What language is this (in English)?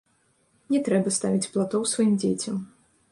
Belarusian